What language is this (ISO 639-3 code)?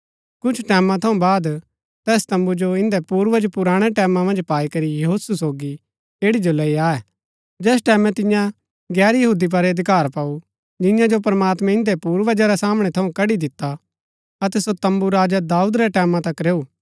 gbk